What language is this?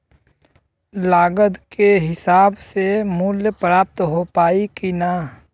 Bhojpuri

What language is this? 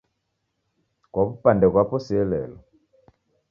Taita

